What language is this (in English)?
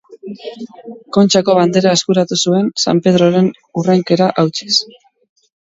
Basque